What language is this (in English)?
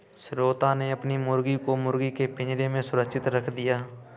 Hindi